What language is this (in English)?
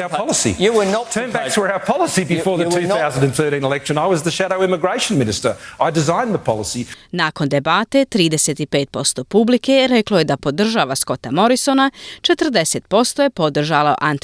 Croatian